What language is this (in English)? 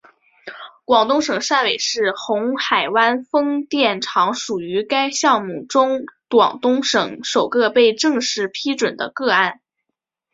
Chinese